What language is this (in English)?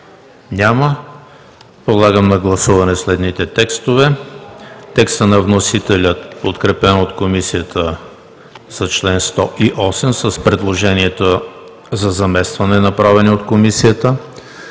Bulgarian